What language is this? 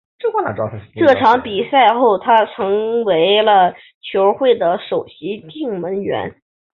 Chinese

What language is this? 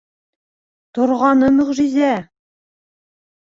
Bashkir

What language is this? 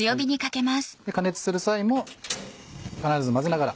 Japanese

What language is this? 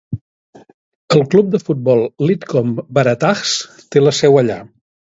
Catalan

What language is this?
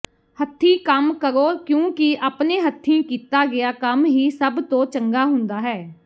Punjabi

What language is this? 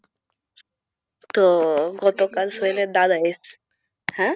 Bangla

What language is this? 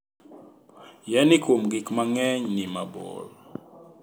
Luo (Kenya and Tanzania)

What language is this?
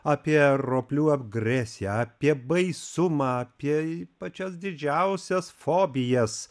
Lithuanian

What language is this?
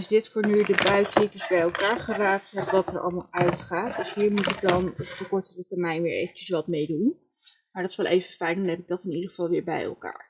Dutch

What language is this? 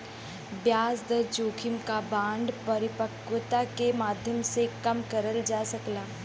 Bhojpuri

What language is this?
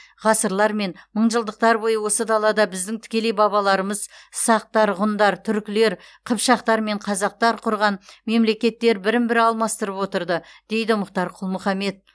Kazakh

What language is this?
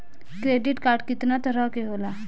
Bhojpuri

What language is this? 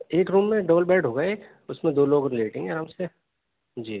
Urdu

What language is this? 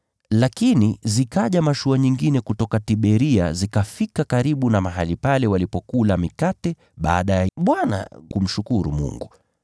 Swahili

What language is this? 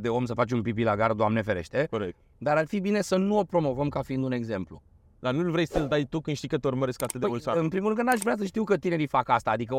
Romanian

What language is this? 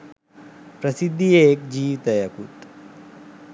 Sinhala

